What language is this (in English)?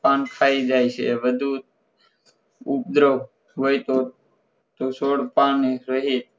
Gujarati